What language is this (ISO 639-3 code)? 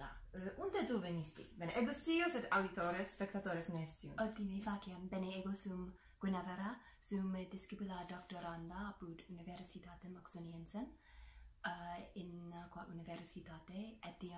ita